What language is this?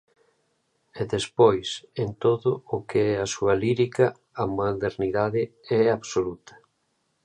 Galician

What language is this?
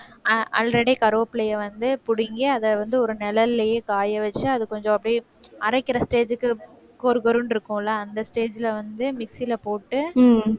Tamil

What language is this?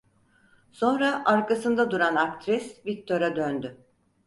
Turkish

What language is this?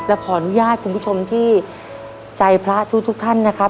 Thai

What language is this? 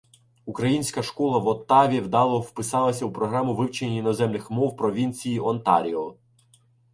Ukrainian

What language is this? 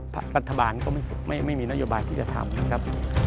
Thai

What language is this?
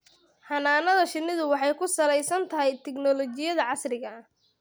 Somali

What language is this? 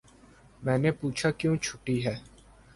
Urdu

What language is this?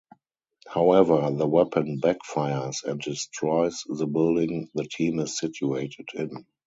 English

